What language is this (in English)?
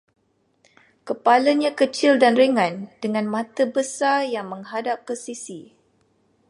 Malay